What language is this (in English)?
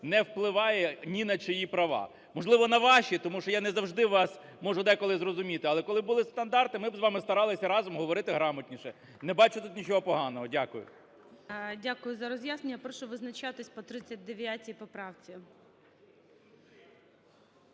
Ukrainian